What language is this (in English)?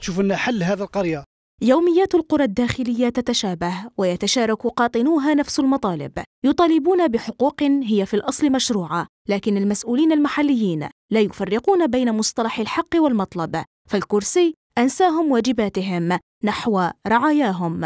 Arabic